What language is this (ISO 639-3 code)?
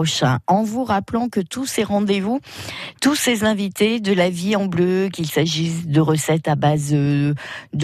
fra